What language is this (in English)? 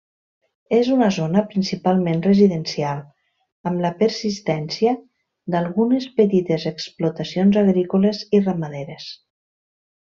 Catalan